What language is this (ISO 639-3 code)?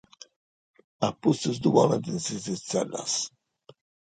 srd